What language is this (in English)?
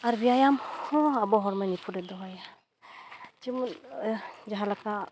Santali